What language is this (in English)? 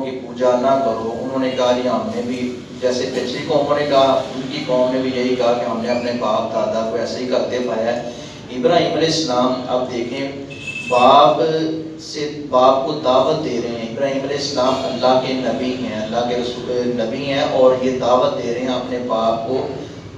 Urdu